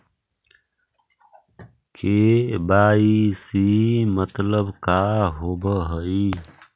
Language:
Magahi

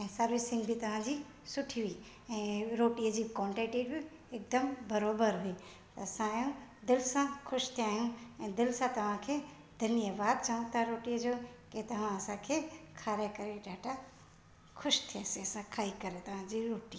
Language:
Sindhi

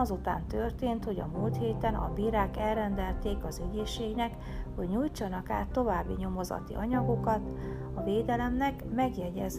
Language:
Hungarian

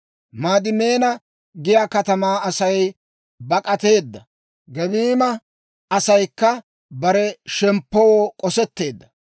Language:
Dawro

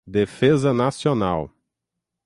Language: Portuguese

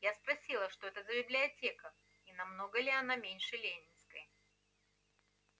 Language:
Russian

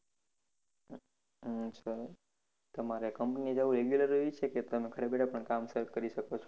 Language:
Gujarati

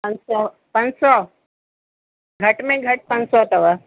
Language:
Sindhi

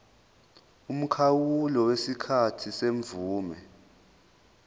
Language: Zulu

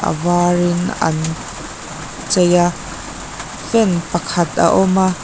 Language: Mizo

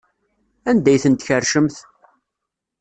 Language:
Kabyle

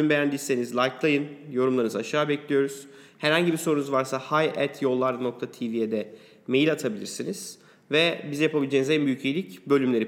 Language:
Turkish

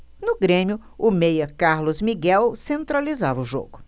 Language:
Portuguese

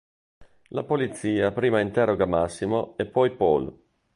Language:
Italian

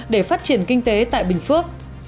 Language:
Vietnamese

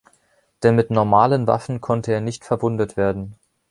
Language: German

